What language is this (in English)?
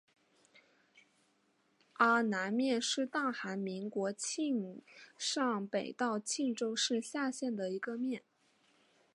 Chinese